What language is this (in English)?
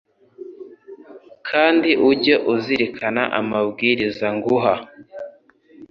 Kinyarwanda